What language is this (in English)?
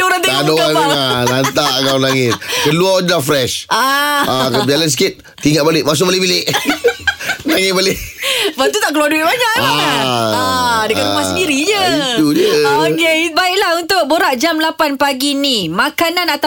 Malay